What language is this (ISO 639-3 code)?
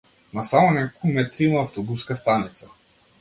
mkd